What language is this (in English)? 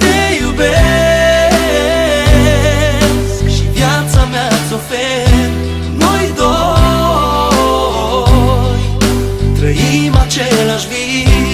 Romanian